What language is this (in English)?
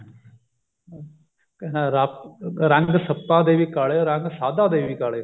Punjabi